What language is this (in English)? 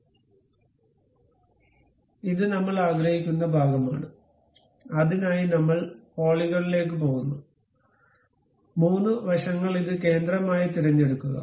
Malayalam